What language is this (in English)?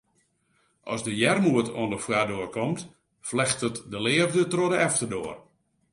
Western Frisian